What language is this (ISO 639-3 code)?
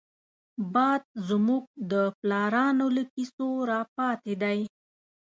pus